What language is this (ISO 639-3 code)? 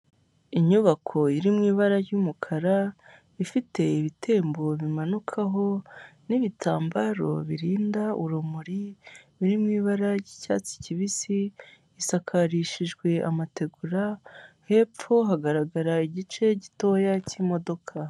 kin